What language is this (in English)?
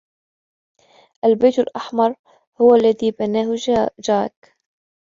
Arabic